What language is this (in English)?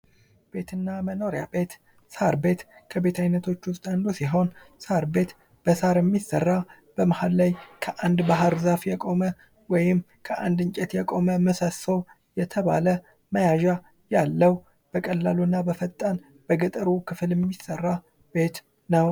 Amharic